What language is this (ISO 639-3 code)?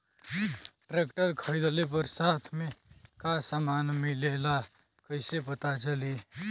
bho